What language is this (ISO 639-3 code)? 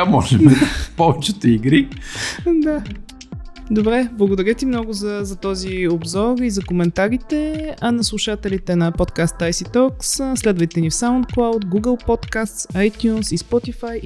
bul